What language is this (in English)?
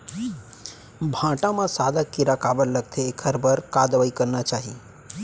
Chhattisgarhi